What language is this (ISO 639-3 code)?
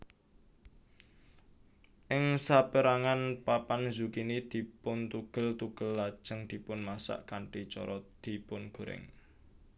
jav